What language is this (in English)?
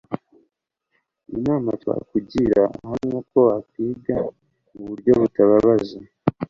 Kinyarwanda